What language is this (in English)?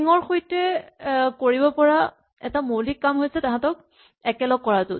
Assamese